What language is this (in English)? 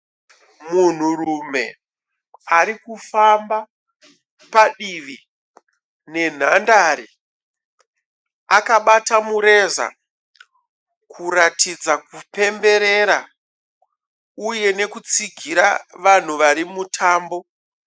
Shona